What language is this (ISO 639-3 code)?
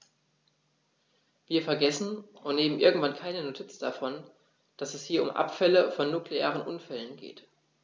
deu